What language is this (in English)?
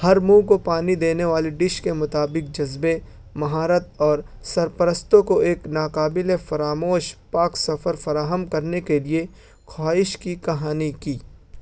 Urdu